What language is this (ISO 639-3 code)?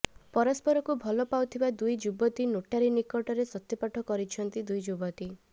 ori